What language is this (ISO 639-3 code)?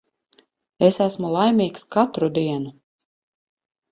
lav